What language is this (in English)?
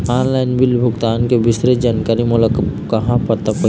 Chhattisgarhi